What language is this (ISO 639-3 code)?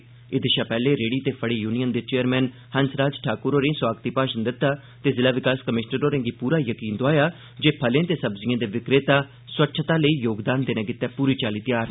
doi